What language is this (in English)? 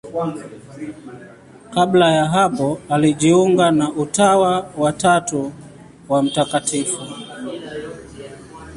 Swahili